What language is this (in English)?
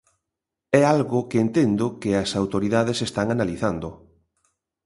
Galician